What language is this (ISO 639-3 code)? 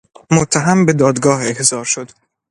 fas